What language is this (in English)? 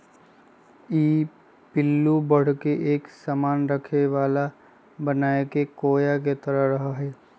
Magahi